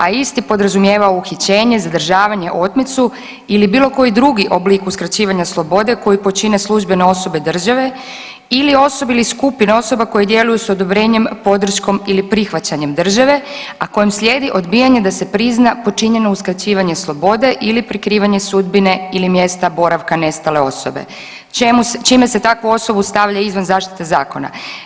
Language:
Croatian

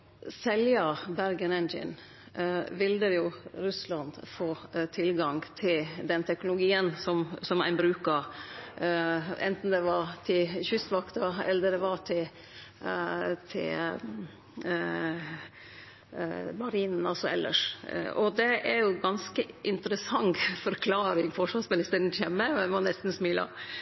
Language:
Norwegian Nynorsk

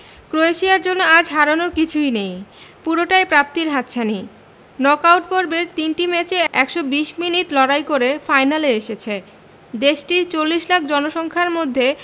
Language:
Bangla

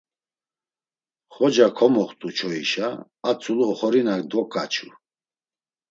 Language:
Laz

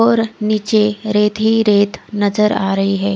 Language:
Hindi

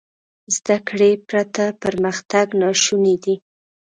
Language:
Pashto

